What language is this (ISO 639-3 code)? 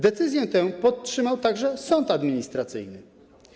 pol